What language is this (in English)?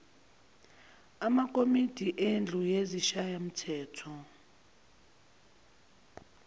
Zulu